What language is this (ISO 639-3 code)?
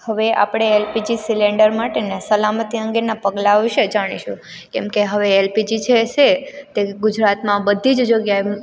guj